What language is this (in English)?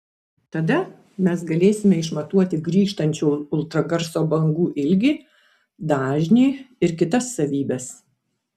Lithuanian